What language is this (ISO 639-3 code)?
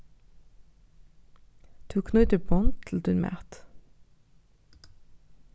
fao